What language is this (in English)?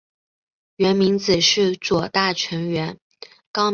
Chinese